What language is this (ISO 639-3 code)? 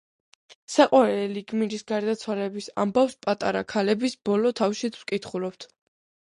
kat